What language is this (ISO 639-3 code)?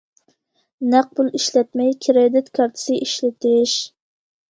uig